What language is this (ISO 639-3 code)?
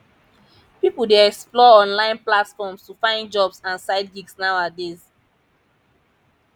pcm